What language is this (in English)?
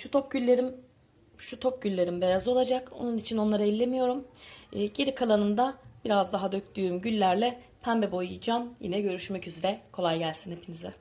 Turkish